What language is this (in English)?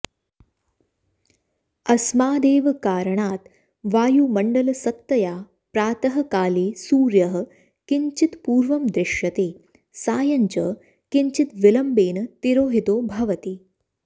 Sanskrit